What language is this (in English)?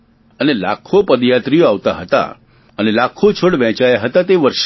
Gujarati